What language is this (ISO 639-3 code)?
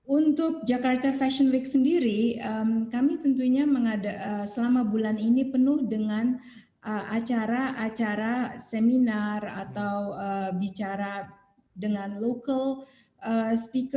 ind